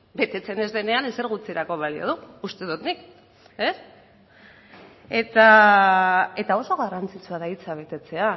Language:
Basque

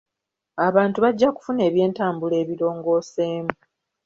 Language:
Ganda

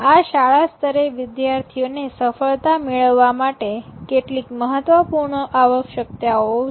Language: Gujarati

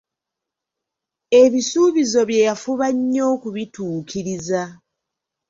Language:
Ganda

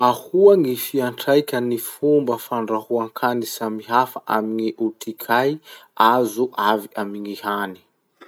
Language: Masikoro Malagasy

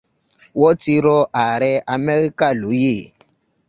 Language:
Yoruba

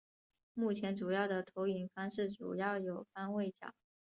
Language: Chinese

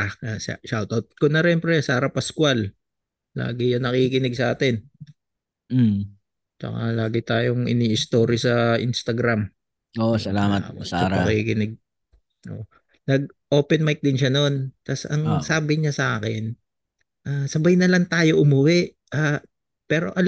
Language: Filipino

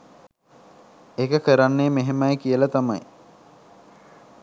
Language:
Sinhala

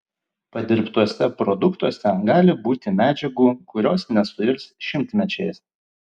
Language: Lithuanian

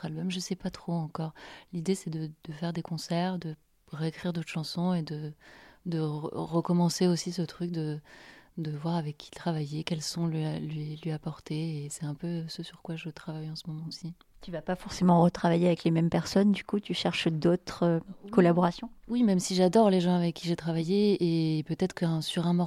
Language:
French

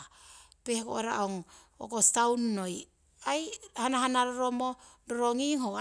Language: Siwai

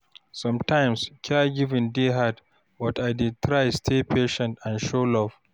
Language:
Nigerian Pidgin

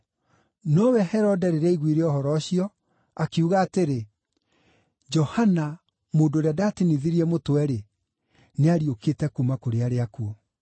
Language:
Kikuyu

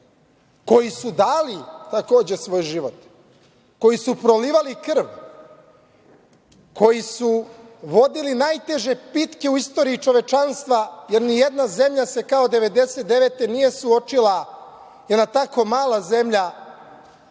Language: Serbian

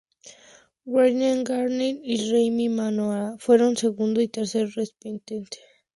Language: Spanish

